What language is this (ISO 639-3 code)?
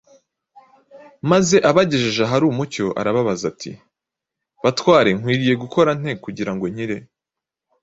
kin